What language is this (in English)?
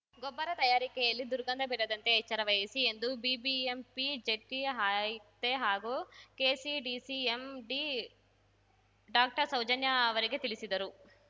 Kannada